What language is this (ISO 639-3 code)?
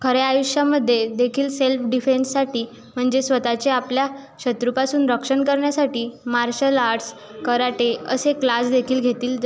mar